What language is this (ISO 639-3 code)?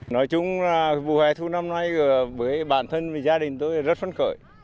vie